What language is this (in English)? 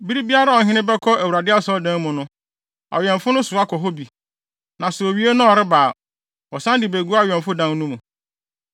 Akan